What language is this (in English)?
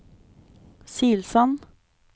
Norwegian